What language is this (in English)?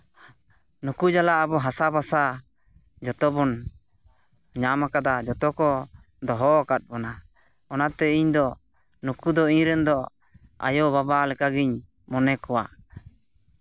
Santali